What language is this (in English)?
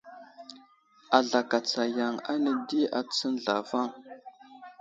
Wuzlam